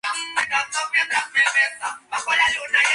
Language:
Spanish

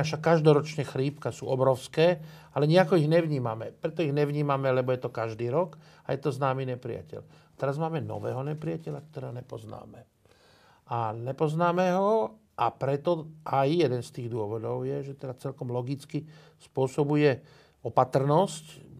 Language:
Slovak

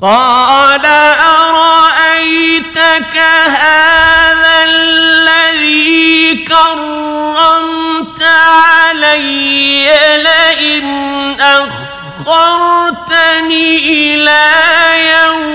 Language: Arabic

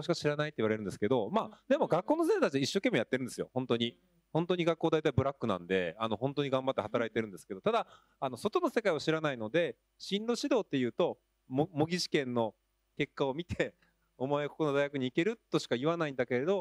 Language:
Japanese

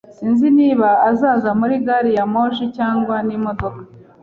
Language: Kinyarwanda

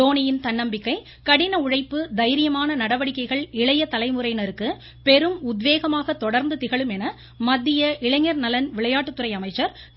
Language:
Tamil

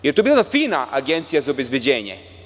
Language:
Serbian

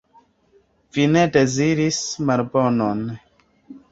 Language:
Esperanto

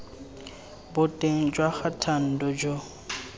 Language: Tswana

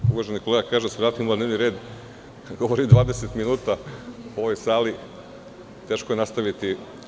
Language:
Serbian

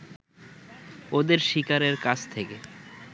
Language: Bangla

